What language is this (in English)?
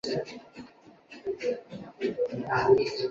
Chinese